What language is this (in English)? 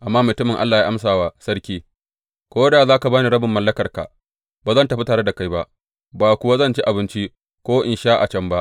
Hausa